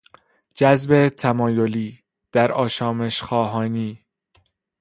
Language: Persian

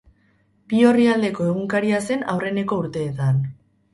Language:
Basque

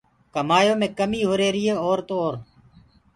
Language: Gurgula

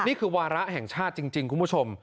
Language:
Thai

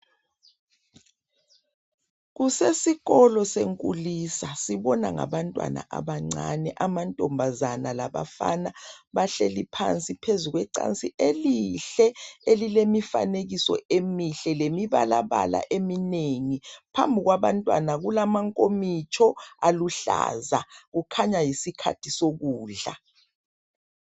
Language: North Ndebele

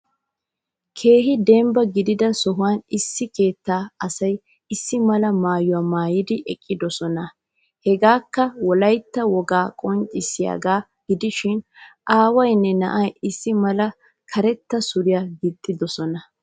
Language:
Wolaytta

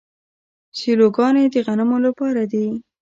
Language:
Pashto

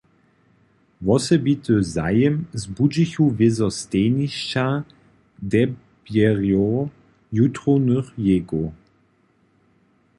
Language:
Upper Sorbian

